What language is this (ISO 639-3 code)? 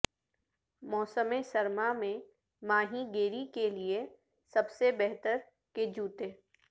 urd